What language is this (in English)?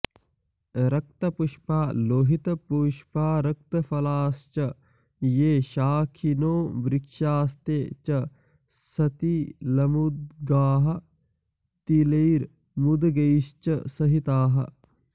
Sanskrit